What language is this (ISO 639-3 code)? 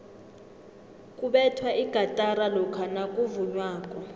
nbl